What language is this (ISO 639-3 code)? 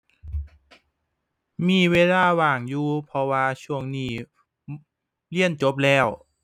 tha